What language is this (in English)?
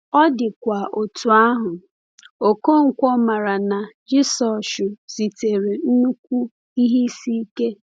Igbo